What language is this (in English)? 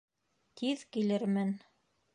Bashkir